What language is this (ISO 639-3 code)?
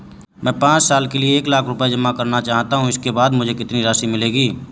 hin